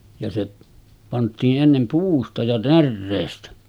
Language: Finnish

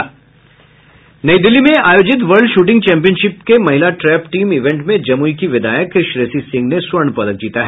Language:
Hindi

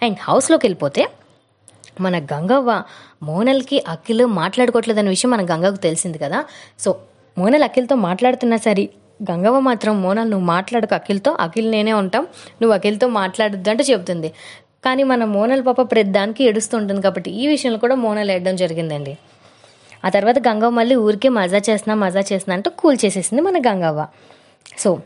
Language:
Telugu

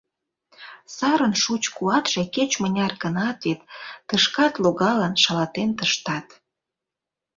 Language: Mari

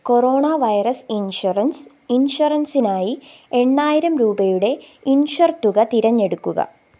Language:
Malayalam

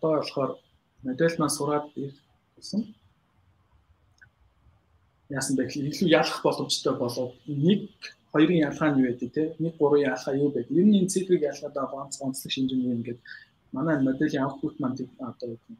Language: Polish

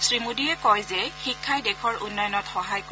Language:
Assamese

